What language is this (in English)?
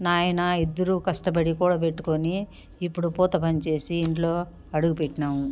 Telugu